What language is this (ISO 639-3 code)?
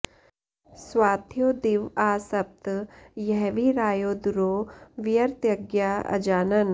san